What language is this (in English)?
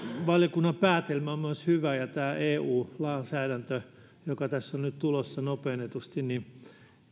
Finnish